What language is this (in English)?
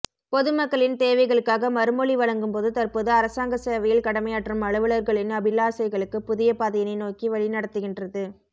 Tamil